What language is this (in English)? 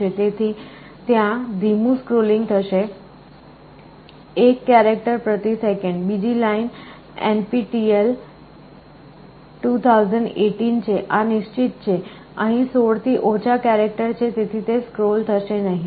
Gujarati